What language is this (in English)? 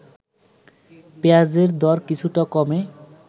Bangla